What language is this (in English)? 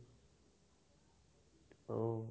Assamese